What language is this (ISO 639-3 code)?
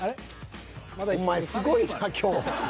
jpn